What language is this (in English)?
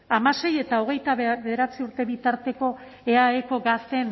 Basque